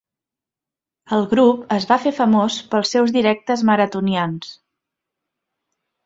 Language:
Catalan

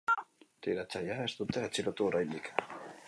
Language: Basque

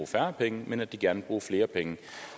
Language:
Danish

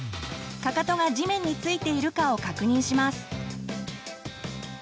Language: Japanese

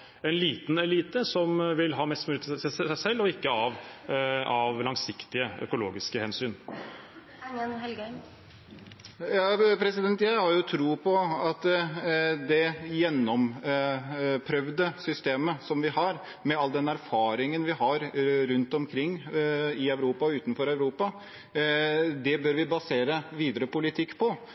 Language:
Norwegian Bokmål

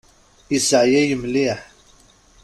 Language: Kabyle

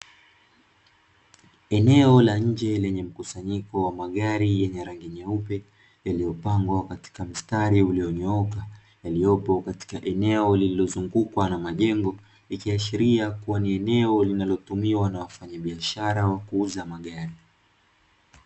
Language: Swahili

